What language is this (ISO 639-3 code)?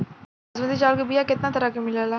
bho